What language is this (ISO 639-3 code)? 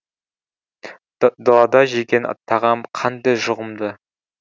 kaz